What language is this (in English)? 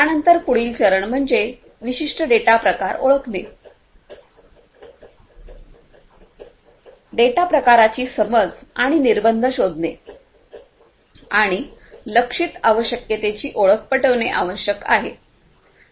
Marathi